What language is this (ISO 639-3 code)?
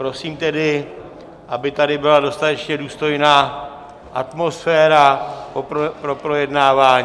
ces